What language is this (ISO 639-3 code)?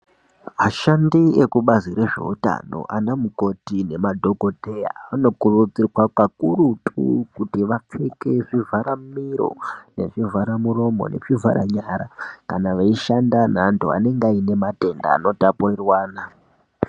ndc